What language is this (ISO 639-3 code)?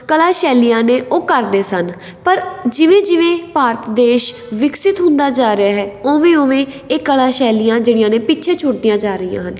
pan